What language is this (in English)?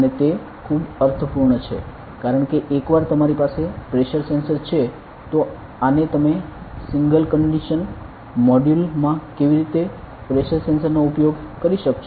Gujarati